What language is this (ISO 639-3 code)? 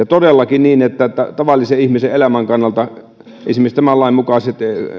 fin